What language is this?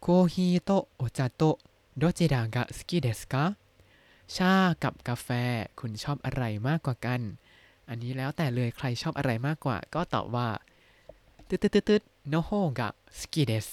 Thai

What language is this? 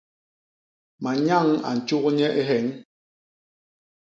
Basaa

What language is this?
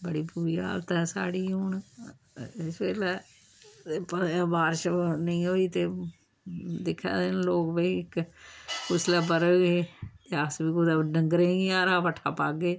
Dogri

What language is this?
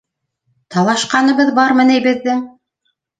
Bashkir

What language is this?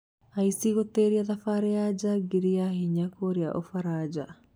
Kikuyu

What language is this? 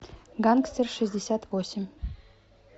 Russian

